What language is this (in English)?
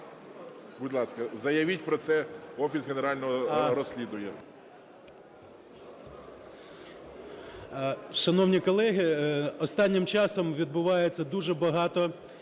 Ukrainian